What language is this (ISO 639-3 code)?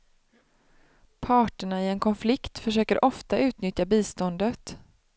swe